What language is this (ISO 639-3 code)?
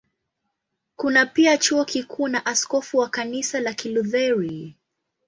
swa